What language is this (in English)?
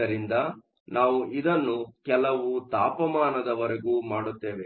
Kannada